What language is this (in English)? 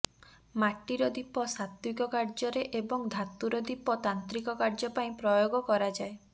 Odia